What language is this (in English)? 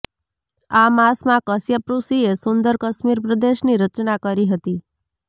Gujarati